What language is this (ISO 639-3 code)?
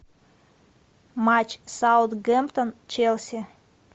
rus